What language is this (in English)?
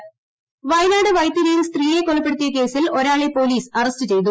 Malayalam